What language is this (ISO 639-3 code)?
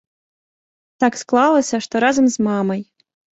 bel